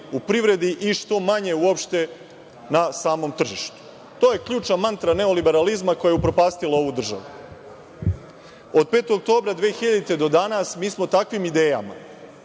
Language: Serbian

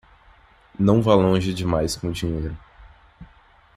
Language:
Portuguese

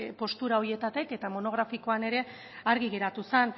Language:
Basque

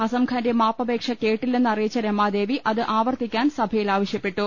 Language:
Malayalam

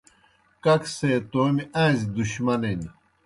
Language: Kohistani Shina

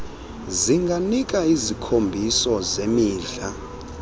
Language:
Xhosa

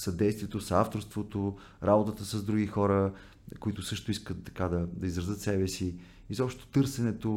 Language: Bulgarian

